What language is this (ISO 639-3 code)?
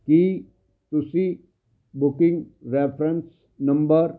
pan